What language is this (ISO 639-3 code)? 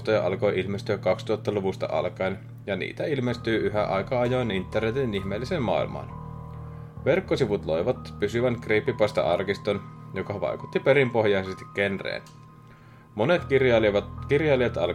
fin